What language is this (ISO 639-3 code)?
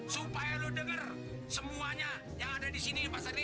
ind